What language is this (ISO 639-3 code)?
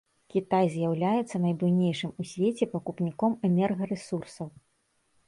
bel